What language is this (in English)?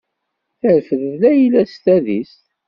Kabyle